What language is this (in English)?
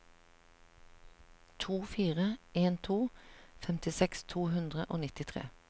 Norwegian